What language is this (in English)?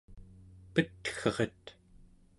Central Yupik